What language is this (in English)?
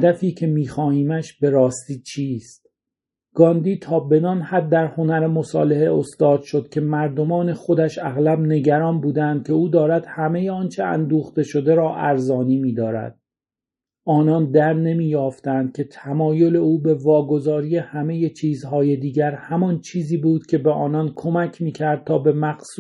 Persian